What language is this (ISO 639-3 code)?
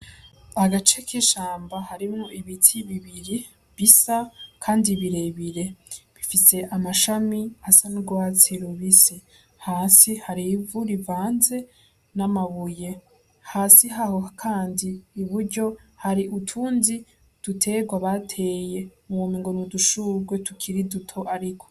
run